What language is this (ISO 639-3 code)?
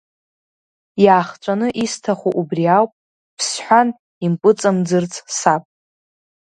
abk